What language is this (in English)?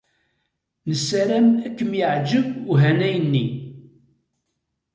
Kabyle